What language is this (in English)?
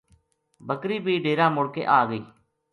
Gujari